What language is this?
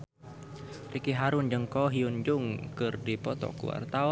Sundanese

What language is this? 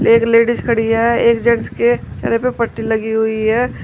Hindi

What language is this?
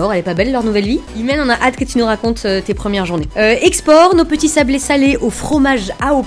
French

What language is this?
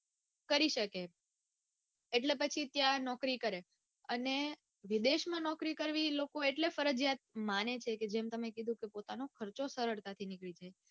Gujarati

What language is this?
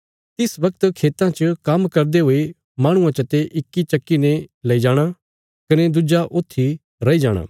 Bilaspuri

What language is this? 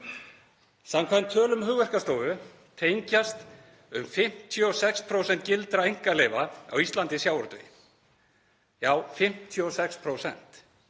Icelandic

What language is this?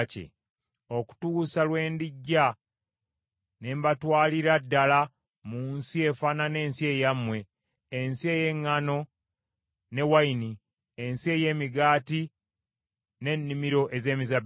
Ganda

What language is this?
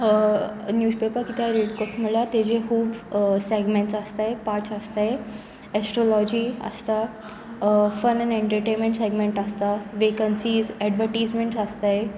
Konkani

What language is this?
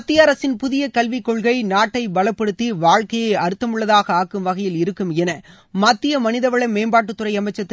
Tamil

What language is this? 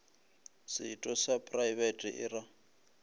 Northern Sotho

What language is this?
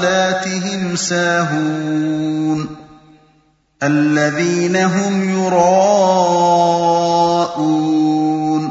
Arabic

